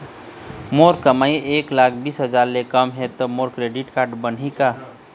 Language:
Chhattisgarhi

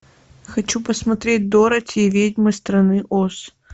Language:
Russian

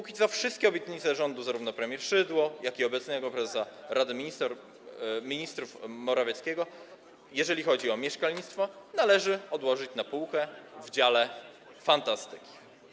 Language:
Polish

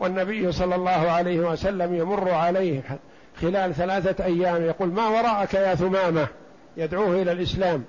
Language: Arabic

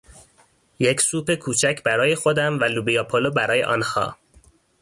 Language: Persian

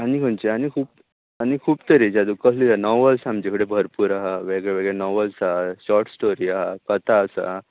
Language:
Konkani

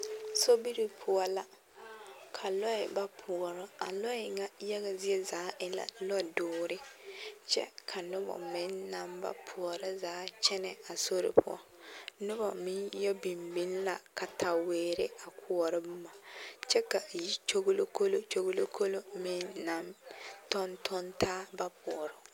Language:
Southern Dagaare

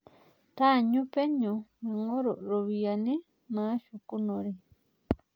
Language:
Masai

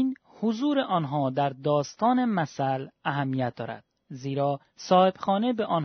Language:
Persian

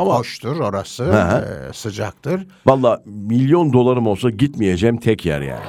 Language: Turkish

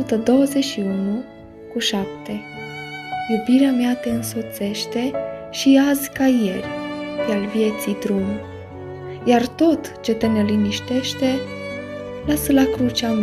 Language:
Romanian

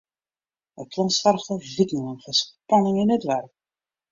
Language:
Western Frisian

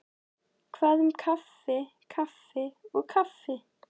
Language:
Icelandic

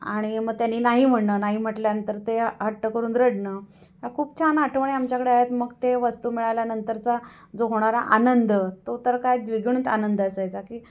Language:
Marathi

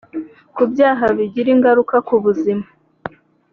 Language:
Kinyarwanda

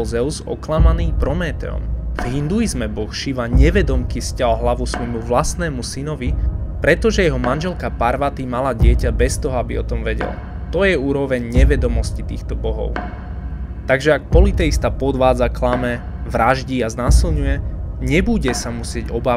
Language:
Slovak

